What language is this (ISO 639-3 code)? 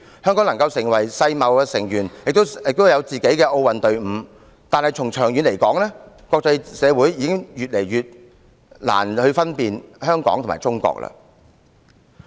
yue